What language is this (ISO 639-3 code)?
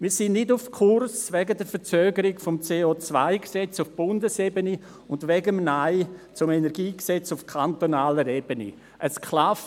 gsw